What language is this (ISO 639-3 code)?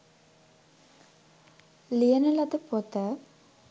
sin